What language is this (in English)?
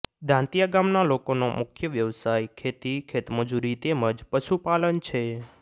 Gujarati